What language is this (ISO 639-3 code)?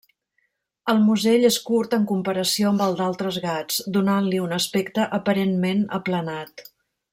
cat